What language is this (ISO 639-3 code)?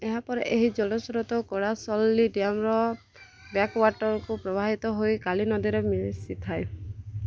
ori